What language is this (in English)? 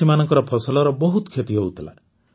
Odia